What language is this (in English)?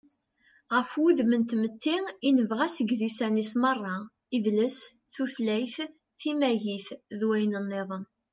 Kabyle